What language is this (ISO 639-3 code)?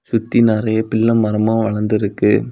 tam